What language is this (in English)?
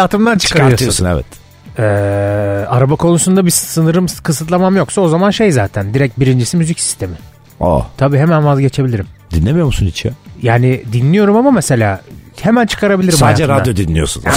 Turkish